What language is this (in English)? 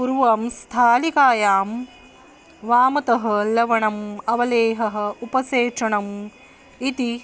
Sanskrit